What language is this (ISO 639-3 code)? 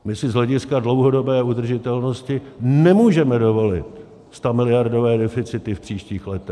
ces